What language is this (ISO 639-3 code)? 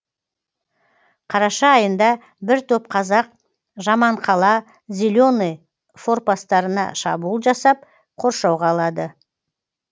kaz